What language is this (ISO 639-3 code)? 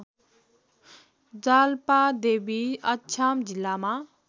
nep